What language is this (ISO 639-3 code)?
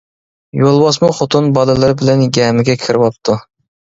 uig